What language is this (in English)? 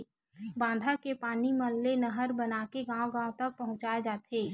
Chhattisgarhi